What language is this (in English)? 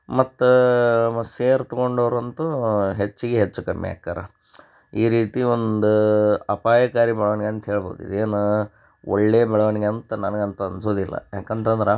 Kannada